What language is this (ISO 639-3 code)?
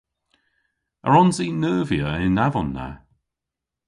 cor